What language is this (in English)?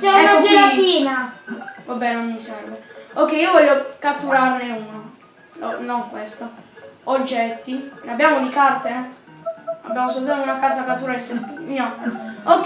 Italian